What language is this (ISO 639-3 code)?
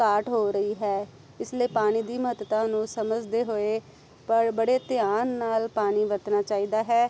pan